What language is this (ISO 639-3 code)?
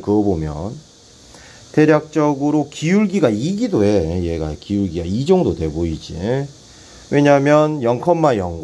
kor